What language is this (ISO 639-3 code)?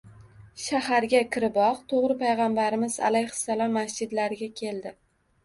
uzb